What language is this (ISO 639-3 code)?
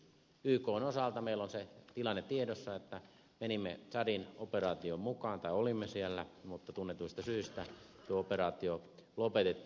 fin